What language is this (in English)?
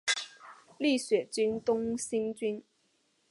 Chinese